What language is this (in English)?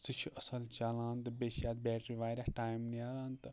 Kashmiri